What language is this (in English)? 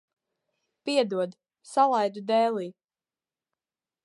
Latvian